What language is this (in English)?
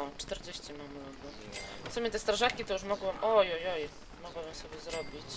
Polish